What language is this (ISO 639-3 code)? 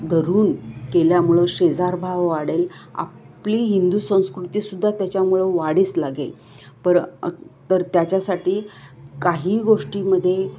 mar